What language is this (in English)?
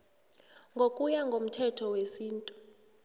South Ndebele